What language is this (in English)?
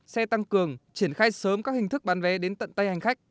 Vietnamese